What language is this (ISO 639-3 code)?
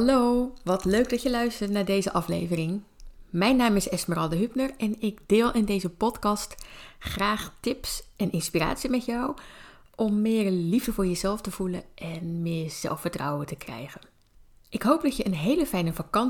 nld